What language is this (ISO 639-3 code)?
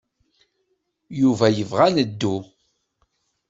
kab